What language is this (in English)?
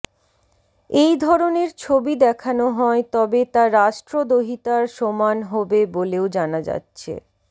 Bangla